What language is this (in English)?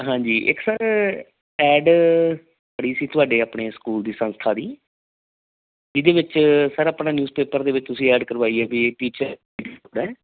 Punjabi